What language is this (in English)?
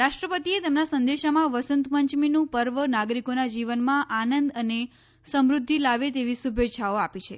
Gujarati